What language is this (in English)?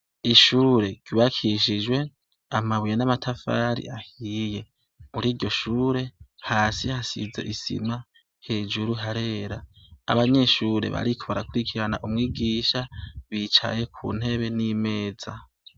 Rundi